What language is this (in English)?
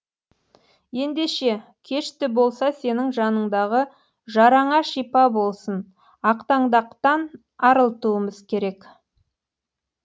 Kazakh